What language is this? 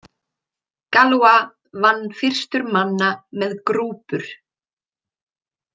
Icelandic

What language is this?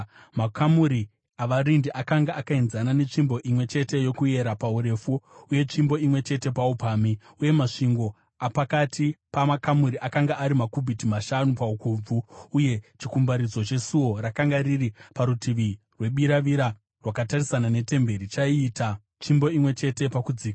Shona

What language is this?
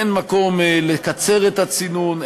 Hebrew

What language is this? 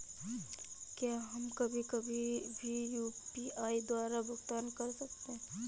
Hindi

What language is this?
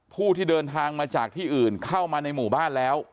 Thai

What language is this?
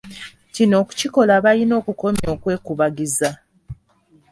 Ganda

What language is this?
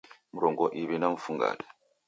Taita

